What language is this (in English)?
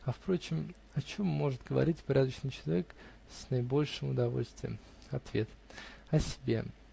Russian